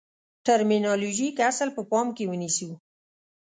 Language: Pashto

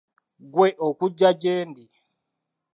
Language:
Ganda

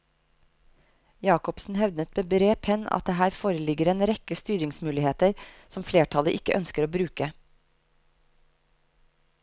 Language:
Norwegian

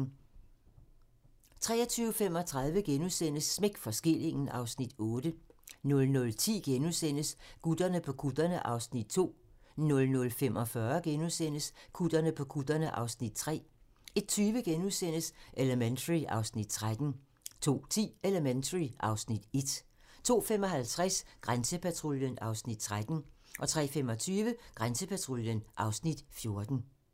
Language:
Danish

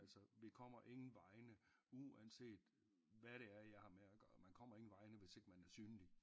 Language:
Danish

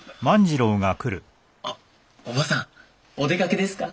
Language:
Japanese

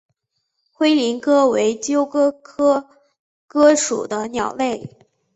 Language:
Chinese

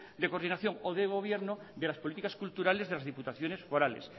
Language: Spanish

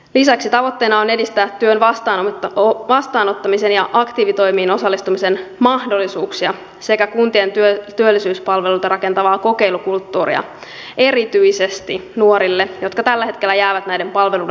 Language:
Finnish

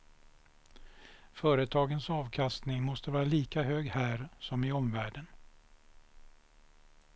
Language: Swedish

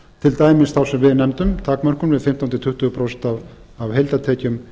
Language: Icelandic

